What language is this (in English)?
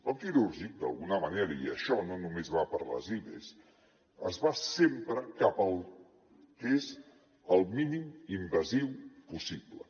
Catalan